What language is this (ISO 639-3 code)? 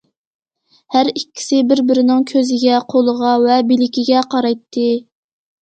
uig